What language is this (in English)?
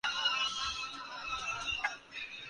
Urdu